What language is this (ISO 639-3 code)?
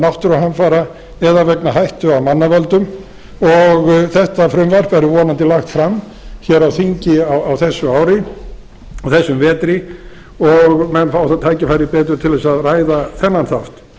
isl